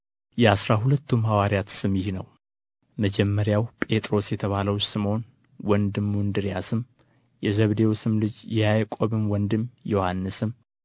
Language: Amharic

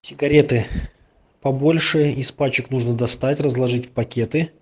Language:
Russian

